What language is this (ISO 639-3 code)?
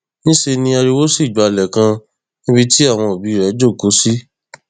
yor